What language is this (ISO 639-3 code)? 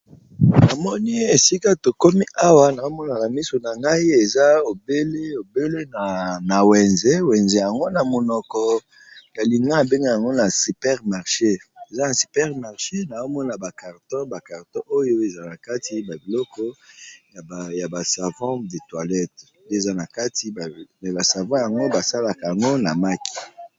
lin